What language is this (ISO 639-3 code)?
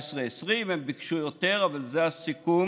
heb